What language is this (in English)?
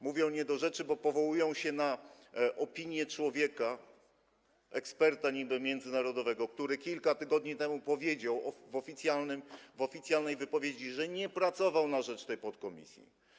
Polish